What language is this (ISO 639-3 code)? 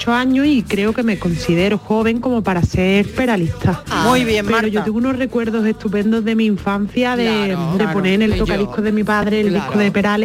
spa